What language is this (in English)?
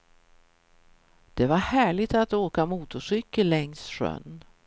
Swedish